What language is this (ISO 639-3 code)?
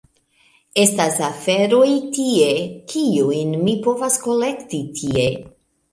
epo